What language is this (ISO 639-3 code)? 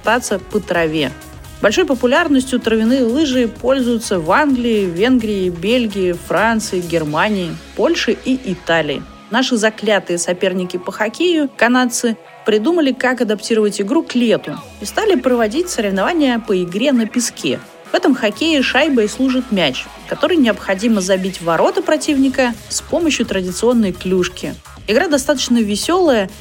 rus